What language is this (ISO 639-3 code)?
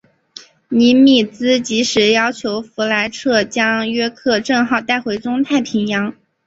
zho